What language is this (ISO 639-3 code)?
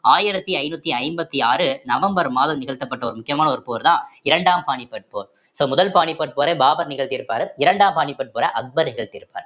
tam